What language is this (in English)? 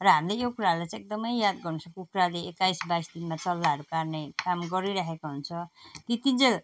Nepali